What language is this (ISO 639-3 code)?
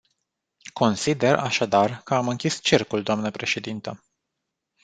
ron